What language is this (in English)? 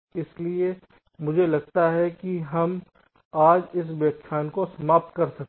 Hindi